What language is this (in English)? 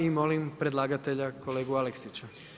Croatian